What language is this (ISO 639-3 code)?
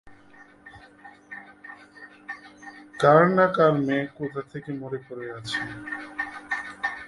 ben